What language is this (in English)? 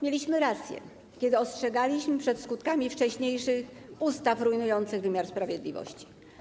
Polish